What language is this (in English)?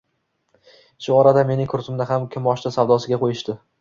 Uzbek